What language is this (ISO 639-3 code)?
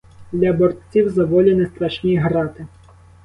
ukr